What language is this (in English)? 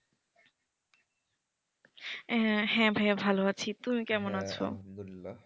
Bangla